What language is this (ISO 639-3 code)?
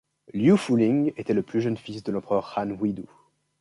fra